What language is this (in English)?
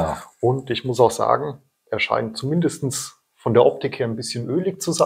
German